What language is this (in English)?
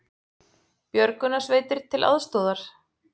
Icelandic